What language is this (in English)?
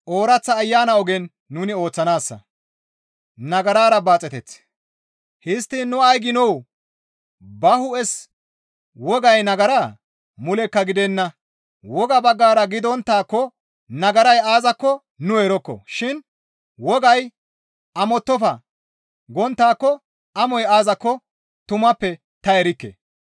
Gamo